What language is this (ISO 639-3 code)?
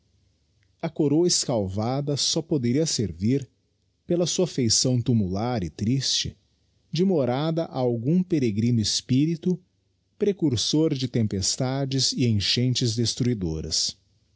por